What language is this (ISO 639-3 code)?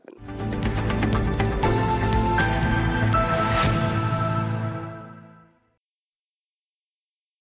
ben